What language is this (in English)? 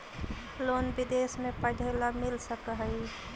Magahi